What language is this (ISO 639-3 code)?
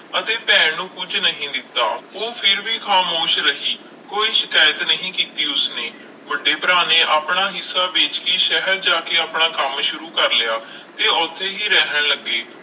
pan